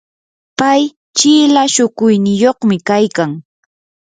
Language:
Yanahuanca Pasco Quechua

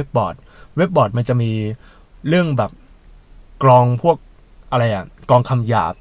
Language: Thai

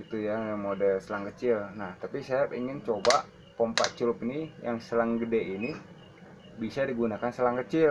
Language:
Indonesian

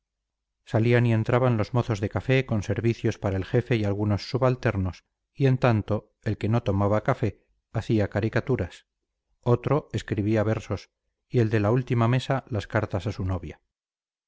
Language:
Spanish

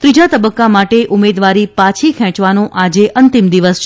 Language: Gujarati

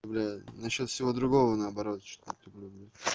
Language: Russian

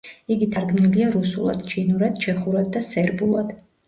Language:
Georgian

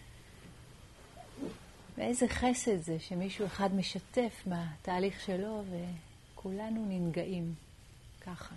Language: Hebrew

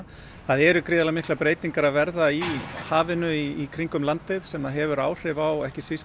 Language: Icelandic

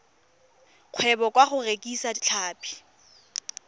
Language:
Tswana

